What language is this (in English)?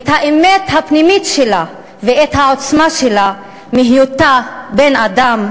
Hebrew